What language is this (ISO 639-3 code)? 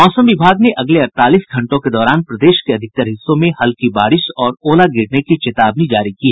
hin